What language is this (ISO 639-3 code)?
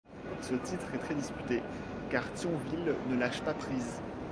fra